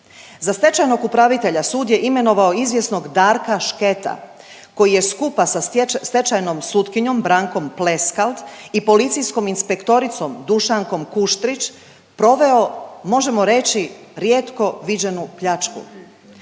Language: Croatian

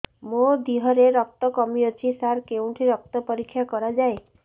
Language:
Odia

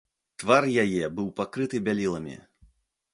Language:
Belarusian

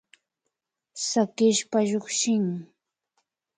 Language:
Imbabura Highland Quichua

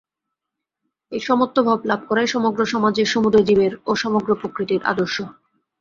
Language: Bangla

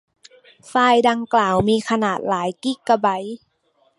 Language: Thai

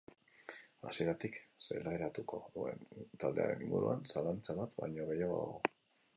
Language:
Basque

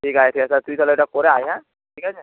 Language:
Bangla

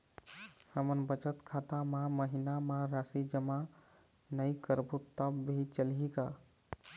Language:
Chhattisgarhi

